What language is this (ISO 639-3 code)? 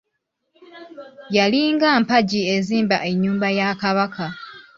lug